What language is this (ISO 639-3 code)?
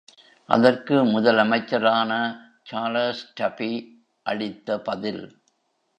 tam